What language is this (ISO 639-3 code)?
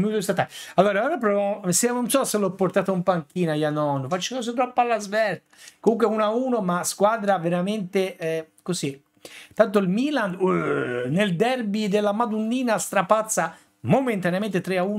ita